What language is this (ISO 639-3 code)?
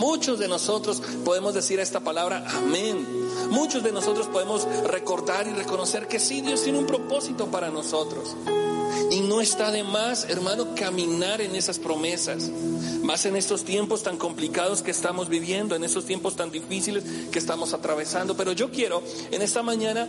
spa